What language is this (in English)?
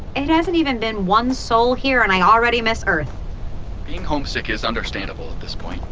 English